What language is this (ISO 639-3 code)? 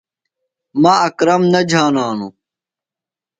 phl